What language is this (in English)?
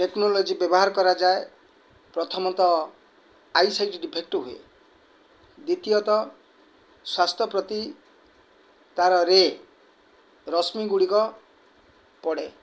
Odia